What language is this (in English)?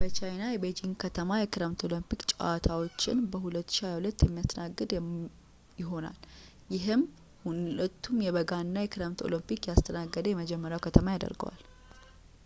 Amharic